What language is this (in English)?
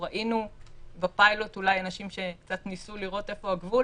Hebrew